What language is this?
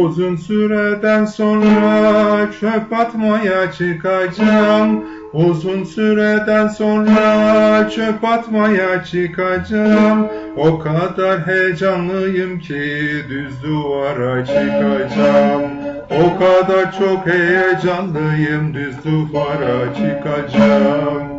Turkish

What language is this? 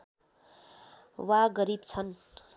Nepali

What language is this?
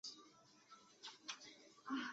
Chinese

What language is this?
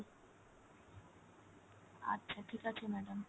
Bangla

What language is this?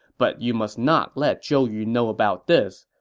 English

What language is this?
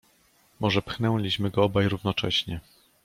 Polish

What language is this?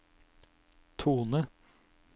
Norwegian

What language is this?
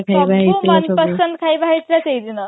Odia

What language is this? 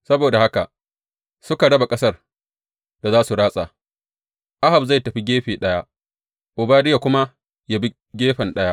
Hausa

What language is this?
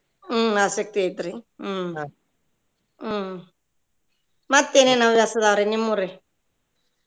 Kannada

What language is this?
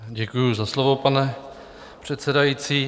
Czech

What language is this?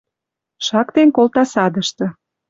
Western Mari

